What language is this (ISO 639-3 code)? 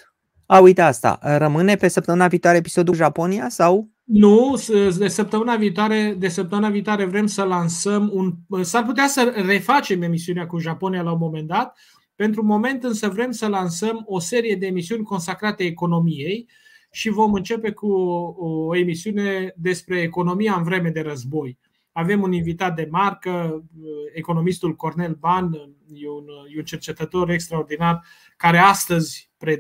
ron